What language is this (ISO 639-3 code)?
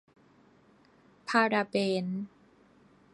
tha